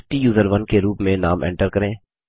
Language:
Hindi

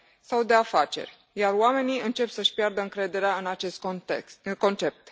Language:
Romanian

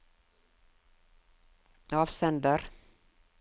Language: Norwegian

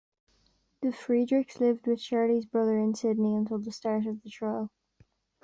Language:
English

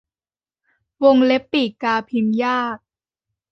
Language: Thai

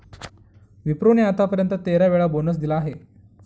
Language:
Marathi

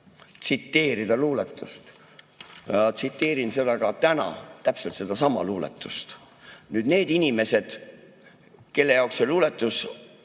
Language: Estonian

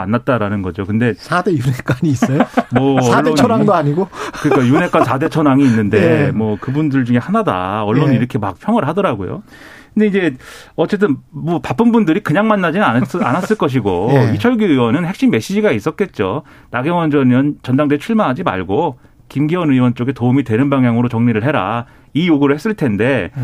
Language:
Korean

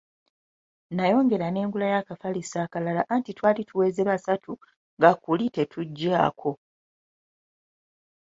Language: Ganda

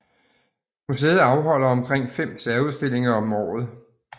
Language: Danish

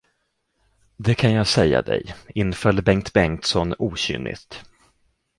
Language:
Swedish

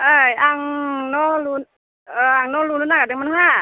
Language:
Bodo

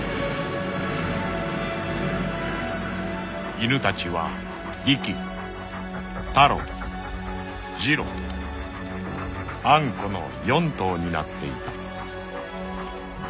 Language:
Japanese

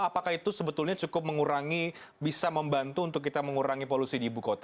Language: Indonesian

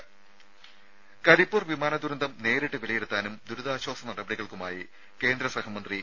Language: Malayalam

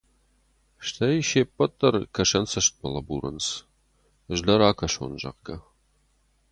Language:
Ossetic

